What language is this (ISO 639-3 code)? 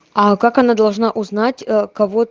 rus